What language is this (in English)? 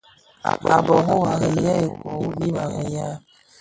Bafia